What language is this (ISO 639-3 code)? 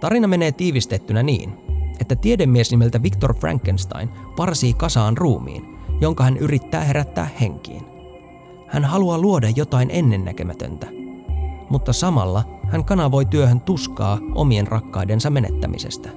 fin